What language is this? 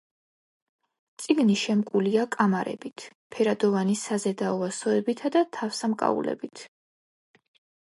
Georgian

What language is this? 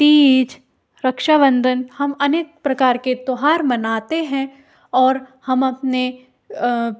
Hindi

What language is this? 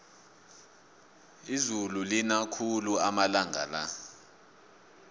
South Ndebele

